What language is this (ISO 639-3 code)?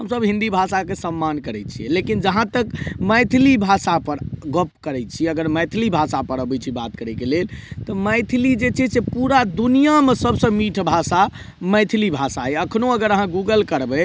mai